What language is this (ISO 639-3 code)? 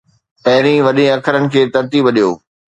snd